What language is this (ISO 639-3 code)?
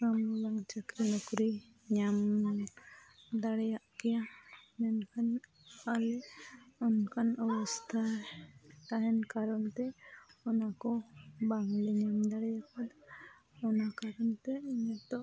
sat